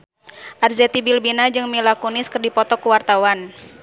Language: Sundanese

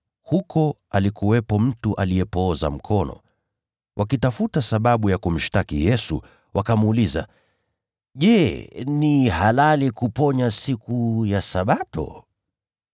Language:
Swahili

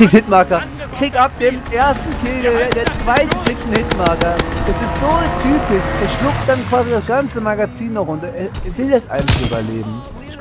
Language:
German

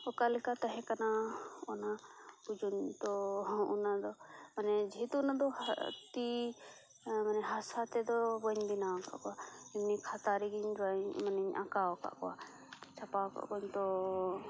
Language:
Santali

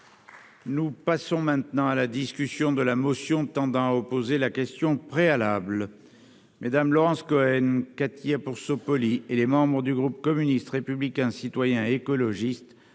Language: French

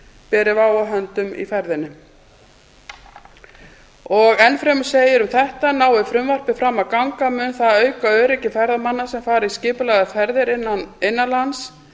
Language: Icelandic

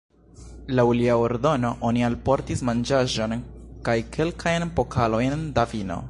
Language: Esperanto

